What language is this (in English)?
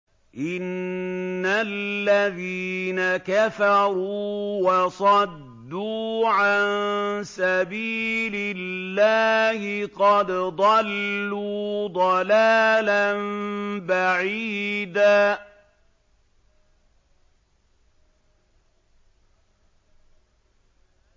Arabic